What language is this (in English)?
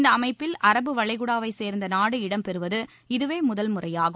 Tamil